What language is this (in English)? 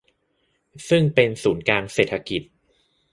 Thai